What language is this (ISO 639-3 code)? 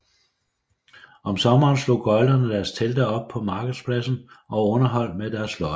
dan